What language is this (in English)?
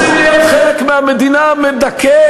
Hebrew